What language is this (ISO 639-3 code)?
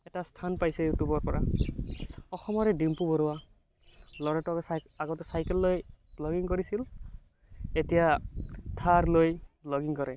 asm